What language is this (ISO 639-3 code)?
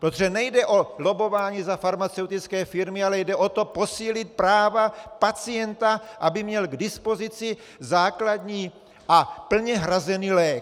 ces